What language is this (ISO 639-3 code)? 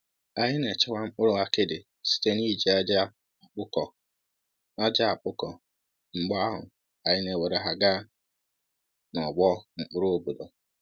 ibo